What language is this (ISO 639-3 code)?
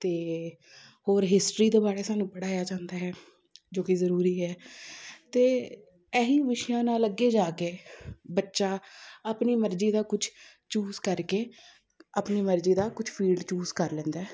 pan